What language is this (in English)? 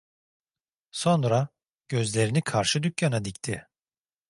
Turkish